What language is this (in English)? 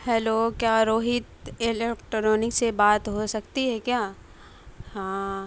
Urdu